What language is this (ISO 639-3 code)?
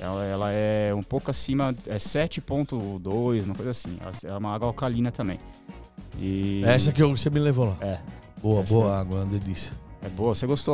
por